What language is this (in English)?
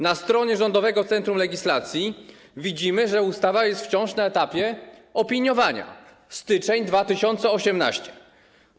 Polish